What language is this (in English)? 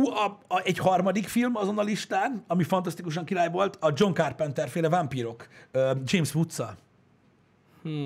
Hungarian